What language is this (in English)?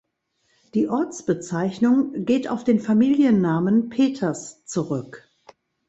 German